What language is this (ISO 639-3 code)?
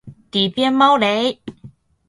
zho